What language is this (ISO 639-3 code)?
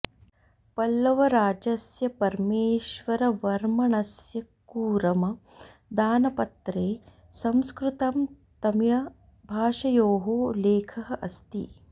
san